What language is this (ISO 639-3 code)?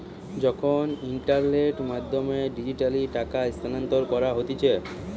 ben